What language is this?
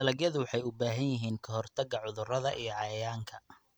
Somali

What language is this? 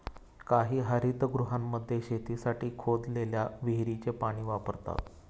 Marathi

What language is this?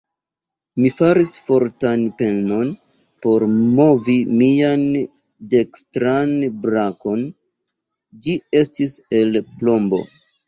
Esperanto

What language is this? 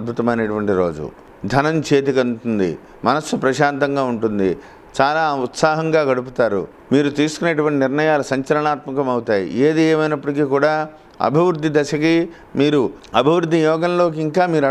Telugu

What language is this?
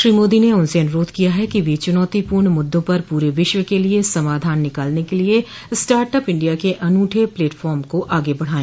Hindi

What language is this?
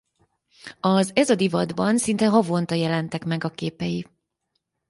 Hungarian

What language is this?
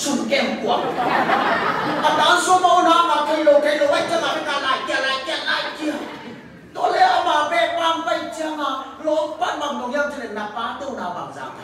Thai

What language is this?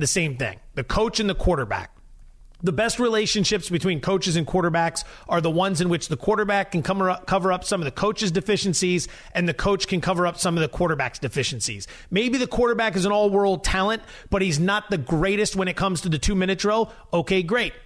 English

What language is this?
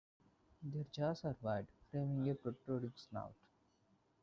English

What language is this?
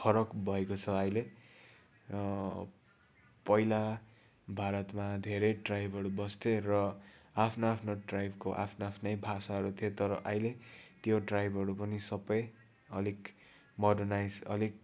Nepali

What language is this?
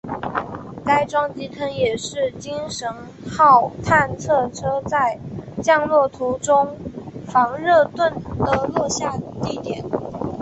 Chinese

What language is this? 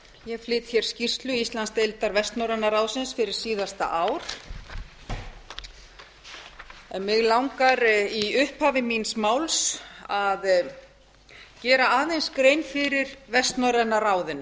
Icelandic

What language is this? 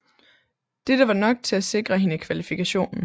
Danish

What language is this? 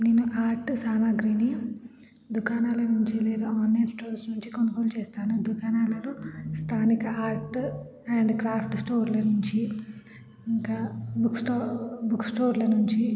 Telugu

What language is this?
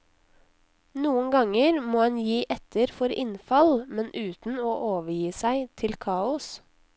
Norwegian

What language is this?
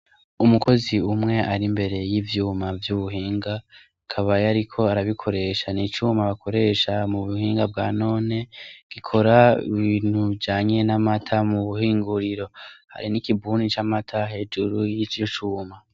Rundi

